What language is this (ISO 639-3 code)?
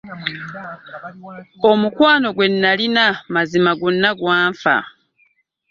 lug